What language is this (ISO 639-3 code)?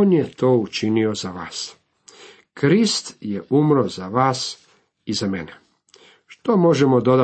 hrv